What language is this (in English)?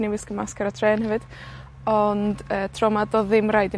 Welsh